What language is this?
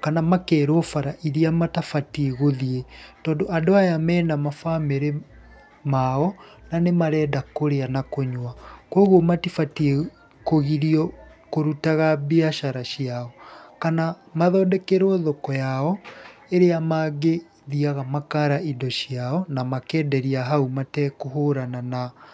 Kikuyu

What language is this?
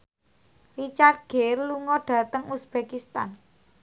Javanese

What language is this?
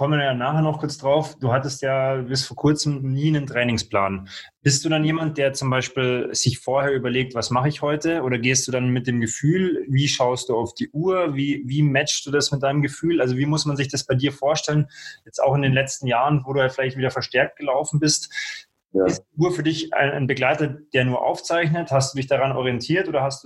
German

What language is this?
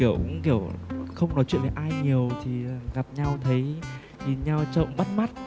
Vietnamese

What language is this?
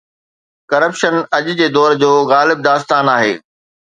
Sindhi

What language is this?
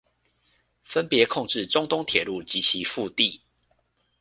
Chinese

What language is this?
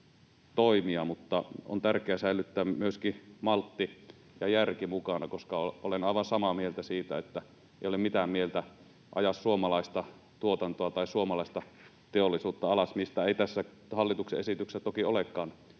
Finnish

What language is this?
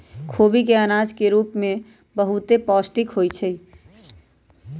Magahi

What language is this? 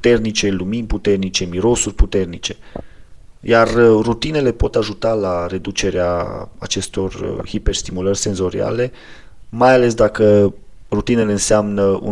Romanian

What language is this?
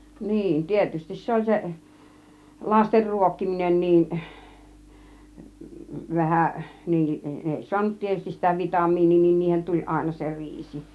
Finnish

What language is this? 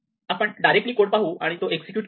Marathi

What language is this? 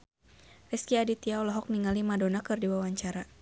Sundanese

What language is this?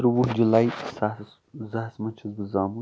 Kashmiri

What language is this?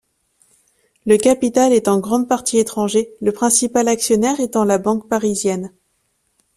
French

